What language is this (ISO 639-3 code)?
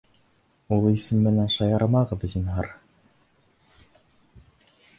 bak